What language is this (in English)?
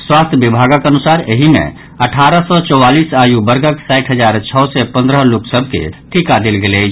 Maithili